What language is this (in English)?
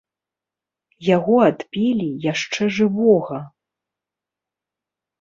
Belarusian